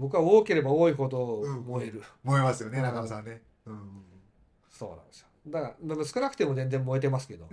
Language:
Japanese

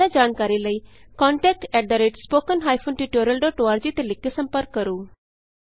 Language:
Punjabi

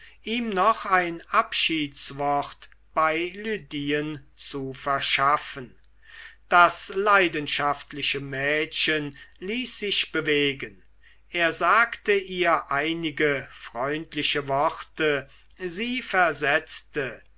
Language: German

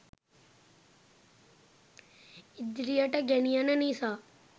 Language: Sinhala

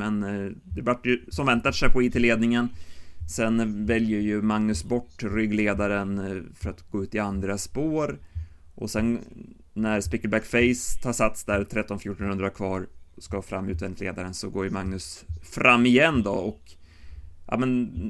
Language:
Swedish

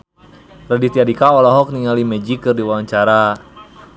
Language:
Sundanese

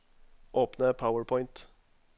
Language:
Norwegian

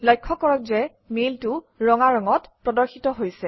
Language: Assamese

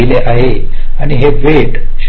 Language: Marathi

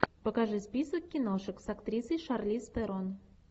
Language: Russian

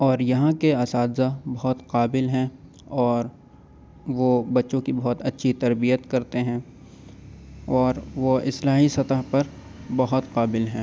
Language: Urdu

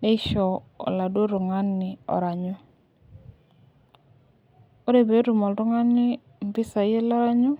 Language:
Masai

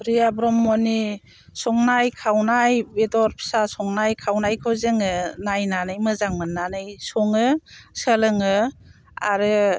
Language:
Bodo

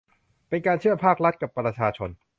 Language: Thai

